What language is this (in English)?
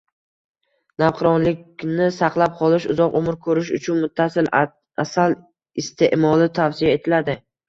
Uzbek